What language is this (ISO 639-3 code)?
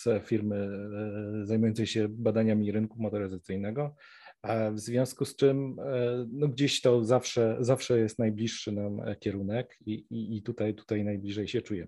pol